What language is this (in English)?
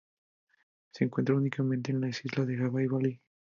Spanish